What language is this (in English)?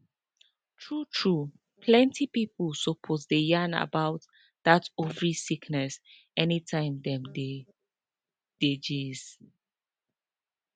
Nigerian Pidgin